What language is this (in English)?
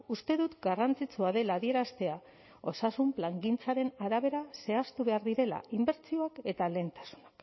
Basque